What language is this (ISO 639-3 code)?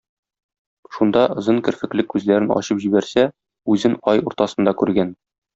tat